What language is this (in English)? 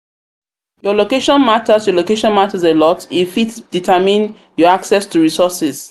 Nigerian Pidgin